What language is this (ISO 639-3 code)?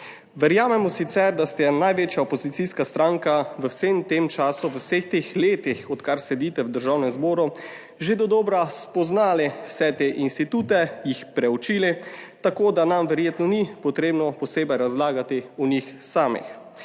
slv